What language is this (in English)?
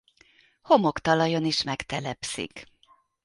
Hungarian